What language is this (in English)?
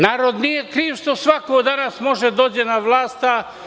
Serbian